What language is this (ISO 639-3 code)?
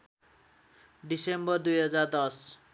nep